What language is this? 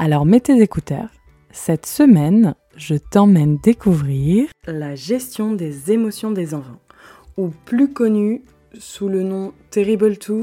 French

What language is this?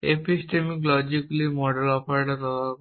Bangla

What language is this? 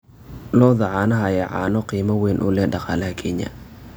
Somali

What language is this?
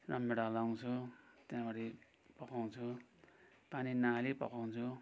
Nepali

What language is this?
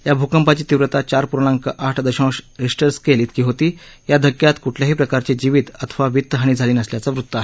Marathi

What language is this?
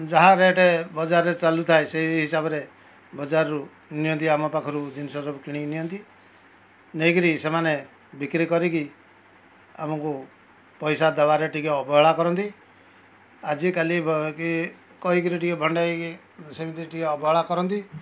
Odia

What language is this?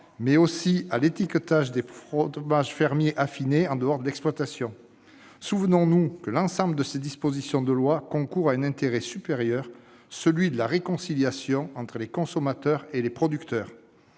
French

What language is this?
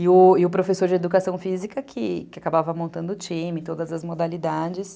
Portuguese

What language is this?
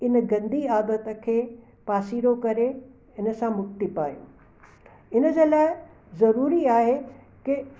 Sindhi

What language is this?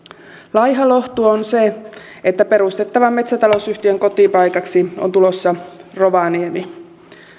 Finnish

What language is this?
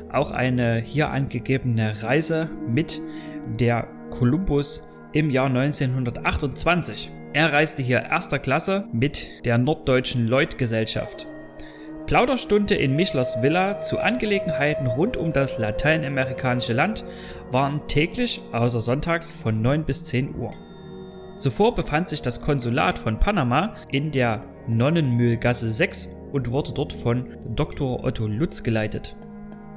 German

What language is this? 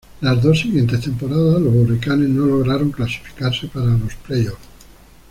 Spanish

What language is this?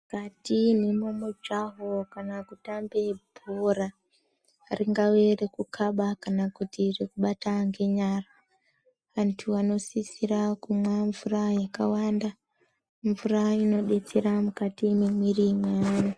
Ndau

